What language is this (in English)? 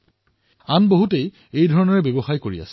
Assamese